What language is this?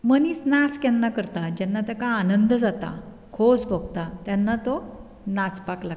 Konkani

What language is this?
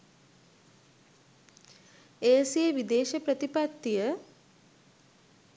Sinhala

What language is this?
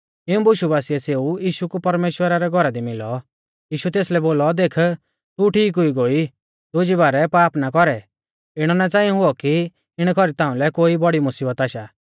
Mahasu Pahari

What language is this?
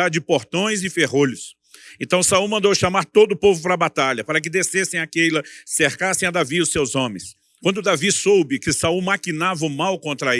Portuguese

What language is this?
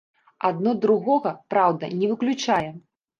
Belarusian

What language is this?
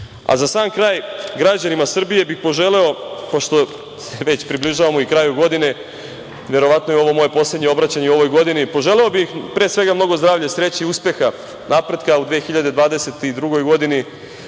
Serbian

